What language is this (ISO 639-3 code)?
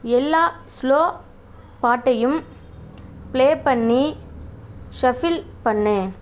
tam